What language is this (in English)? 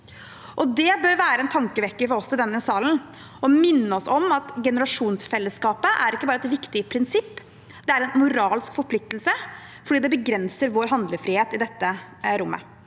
Norwegian